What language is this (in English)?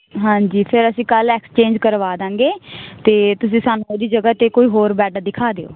Punjabi